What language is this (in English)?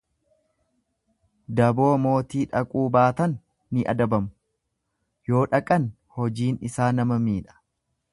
Oromo